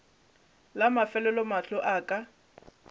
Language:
Northern Sotho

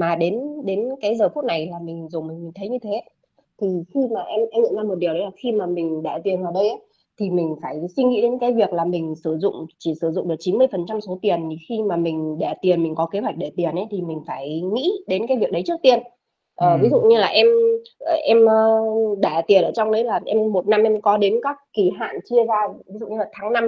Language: Vietnamese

